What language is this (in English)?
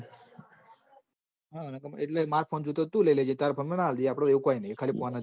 Gujarati